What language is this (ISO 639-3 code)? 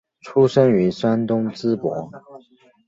zho